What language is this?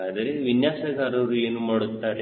Kannada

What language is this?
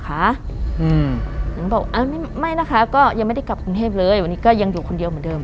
Thai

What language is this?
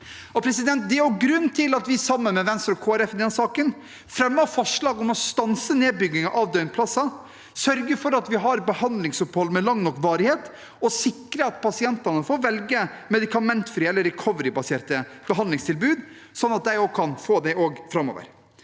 Norwegian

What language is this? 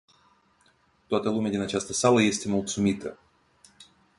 Romanian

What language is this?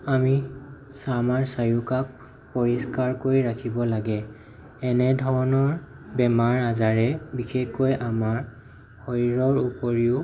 Assamese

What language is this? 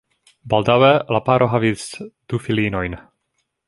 Esperanto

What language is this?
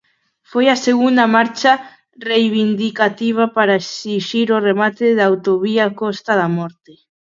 Galician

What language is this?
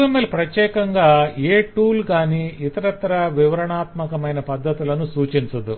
Telugu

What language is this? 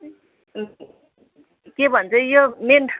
Nepali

